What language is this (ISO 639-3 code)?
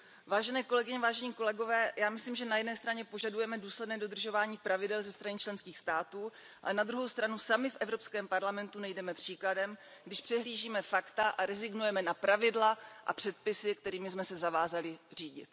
ces